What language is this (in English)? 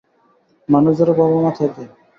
Bangla